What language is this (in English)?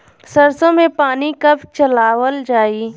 Bhojpuri